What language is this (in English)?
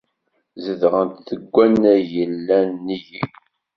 Kabyle